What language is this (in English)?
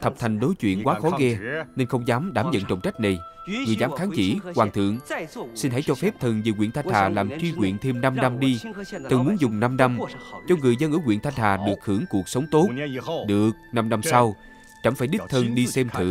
Vietnamese